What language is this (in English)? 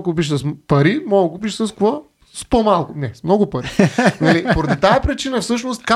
Bulgarian